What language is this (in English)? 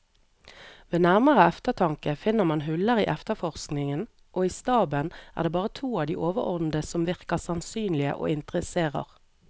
Norwegian